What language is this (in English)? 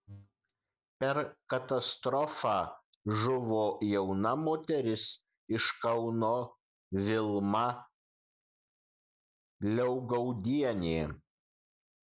Lithuanian